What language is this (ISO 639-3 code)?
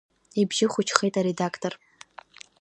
abk